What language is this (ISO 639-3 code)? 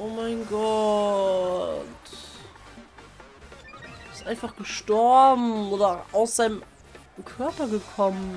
deu